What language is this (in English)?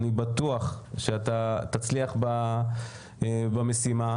Hebrew